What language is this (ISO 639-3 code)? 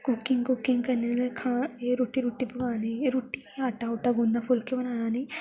doi